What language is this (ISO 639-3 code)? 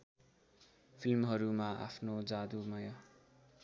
nep